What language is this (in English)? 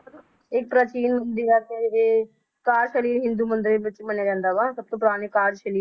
Punjabi